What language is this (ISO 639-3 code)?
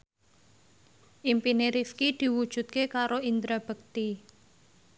jav